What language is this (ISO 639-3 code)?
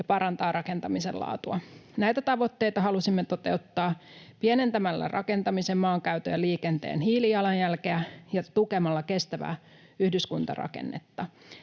fin